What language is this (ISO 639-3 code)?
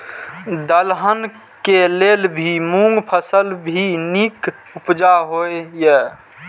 mai